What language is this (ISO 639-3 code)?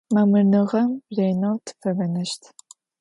ady